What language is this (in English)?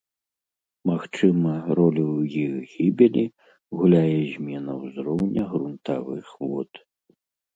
Belarusian